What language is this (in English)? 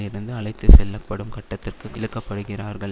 Tamil